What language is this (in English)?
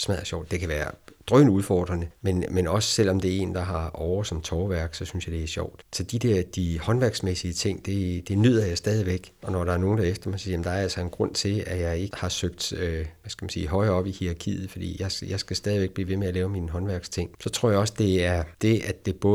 Danish